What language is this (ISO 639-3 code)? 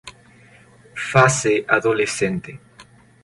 spa